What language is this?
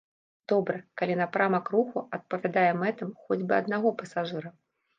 Belarusian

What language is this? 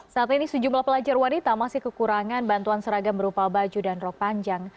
Indonesian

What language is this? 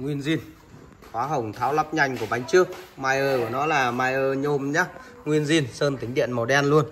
Vietnamese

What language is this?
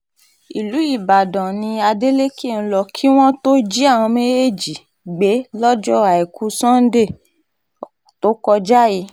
Yoruba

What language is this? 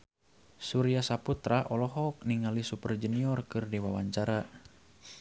Sundanese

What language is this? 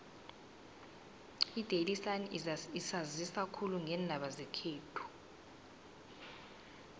South Ndebele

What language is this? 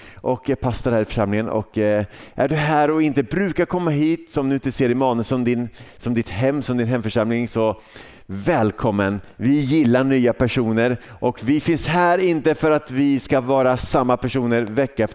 Swedish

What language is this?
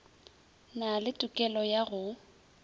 Northern Sotho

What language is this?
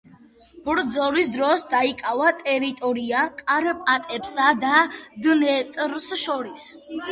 Georgian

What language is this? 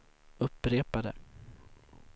Swedish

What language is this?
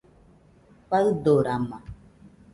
Nüpode Huitoto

